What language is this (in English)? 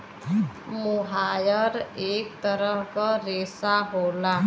Bhojpuri